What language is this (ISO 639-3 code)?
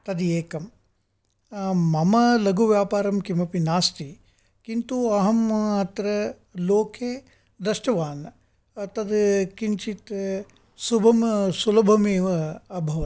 san